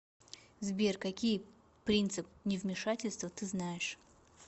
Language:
Russian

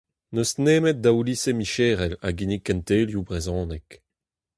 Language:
Breton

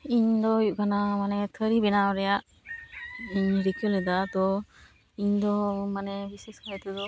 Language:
Santali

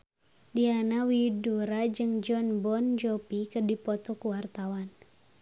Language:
Sundanese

